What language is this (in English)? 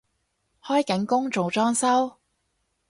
Cantonese